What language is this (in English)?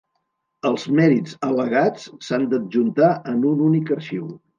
Catalan